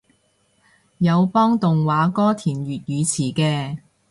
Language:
Cantonese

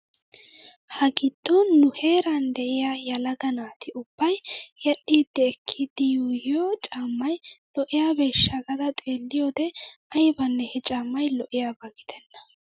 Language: Wolaytta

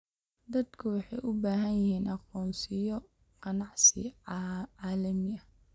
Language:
Somali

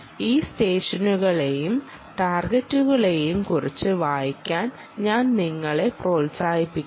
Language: Malayalam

